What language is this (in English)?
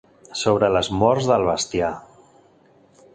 Catalan